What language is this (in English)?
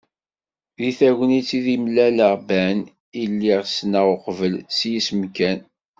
Kabyle